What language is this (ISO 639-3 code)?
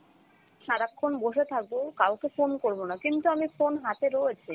ben